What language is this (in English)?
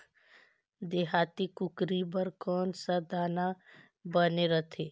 Chhattisgarhi